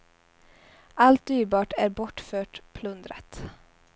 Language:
Swedish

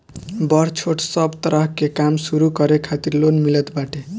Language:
Bhojpuri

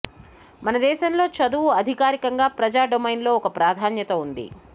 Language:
Telugu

